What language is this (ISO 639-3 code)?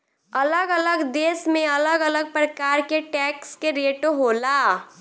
bho